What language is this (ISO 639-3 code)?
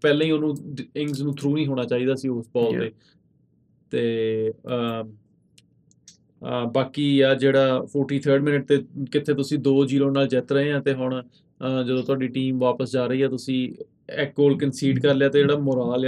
pan